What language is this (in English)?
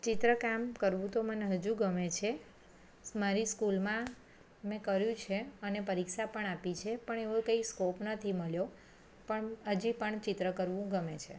Gujarati